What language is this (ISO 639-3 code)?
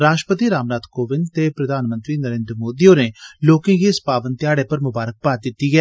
doi